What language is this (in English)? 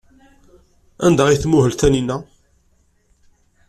Kabyle